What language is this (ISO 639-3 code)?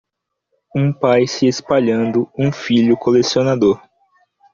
por